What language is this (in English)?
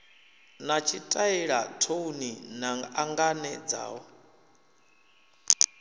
Venda